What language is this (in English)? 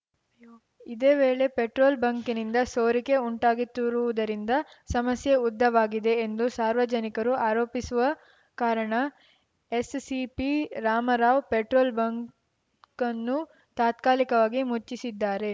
Kannada